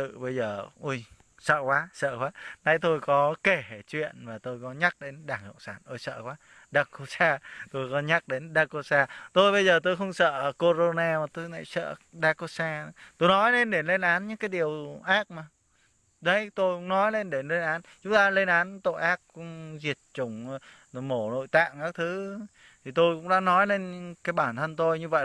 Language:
Vietnamese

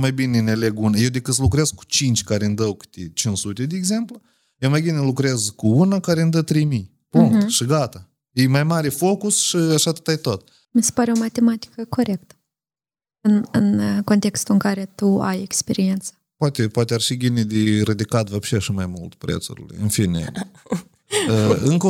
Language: Romanian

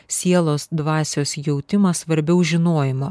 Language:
Lithuanian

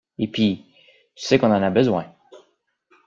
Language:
French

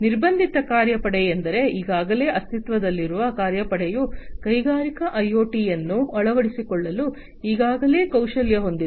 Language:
Kannada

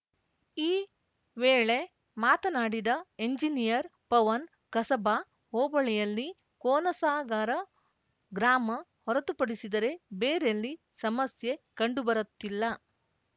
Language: Kannada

